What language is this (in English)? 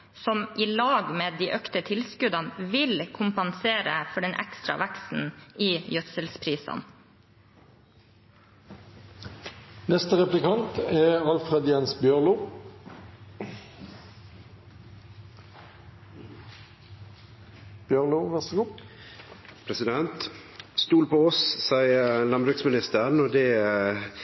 Norwegian